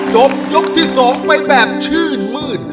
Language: Thai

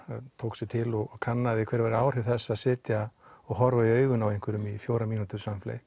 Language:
Icelandic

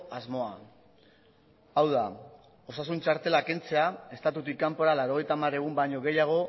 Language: Basque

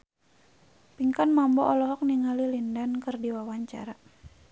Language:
Sundanese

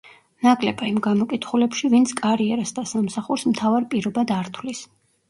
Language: Georgian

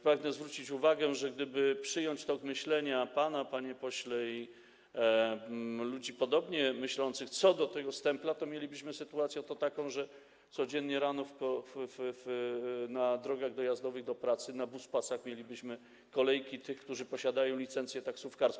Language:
Polish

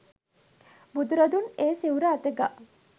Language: Sinhala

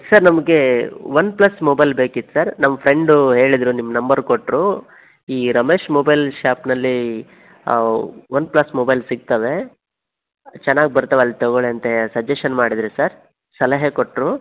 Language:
Kannada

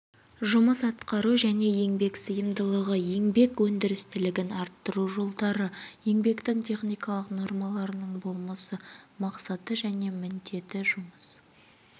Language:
Kazakh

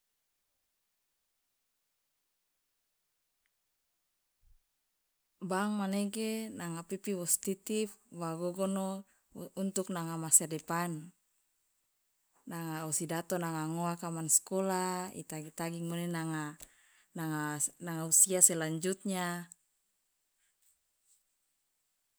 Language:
Loloda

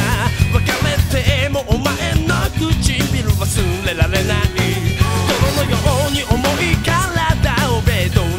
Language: Hungarian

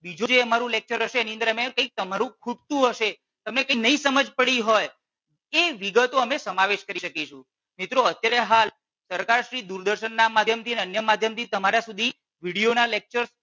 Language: Gujarati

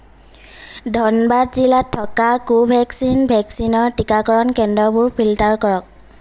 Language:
Assamese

